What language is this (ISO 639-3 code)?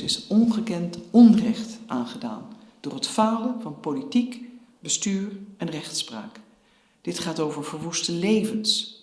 nld